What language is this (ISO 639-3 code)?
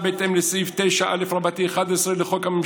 heb